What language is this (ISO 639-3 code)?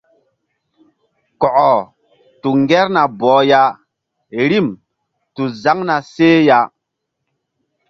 mdd